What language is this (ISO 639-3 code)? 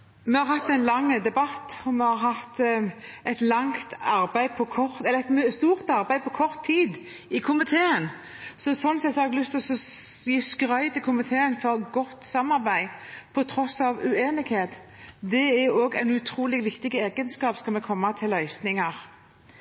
nor